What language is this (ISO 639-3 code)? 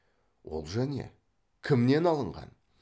kaz